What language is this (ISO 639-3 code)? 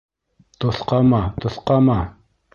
bak